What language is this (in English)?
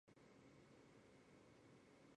Chinese